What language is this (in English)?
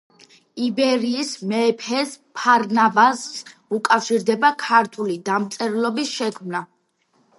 Georgian